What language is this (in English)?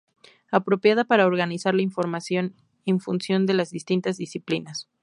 Spanish